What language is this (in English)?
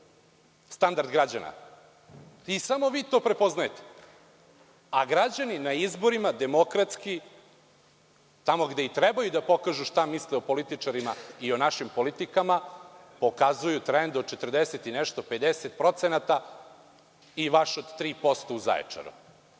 Serbian